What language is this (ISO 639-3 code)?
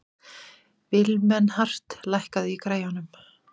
isl